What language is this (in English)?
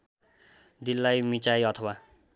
Nepali